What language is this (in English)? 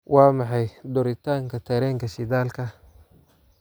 Somali